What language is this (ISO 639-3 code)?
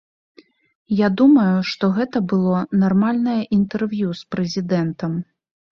bel